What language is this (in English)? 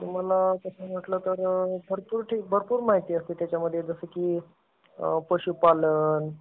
Marathi